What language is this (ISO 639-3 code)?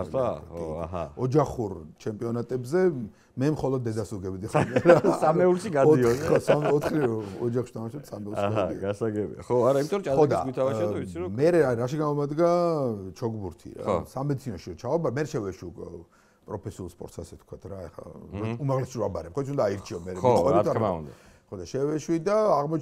ron